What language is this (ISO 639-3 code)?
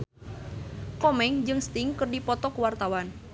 sun